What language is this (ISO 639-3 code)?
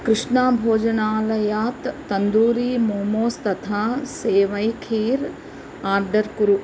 san